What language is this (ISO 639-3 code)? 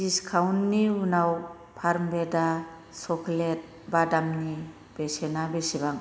brx